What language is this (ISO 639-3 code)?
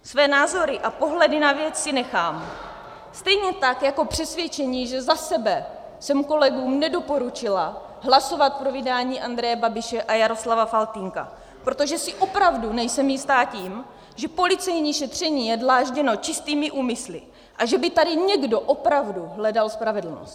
ces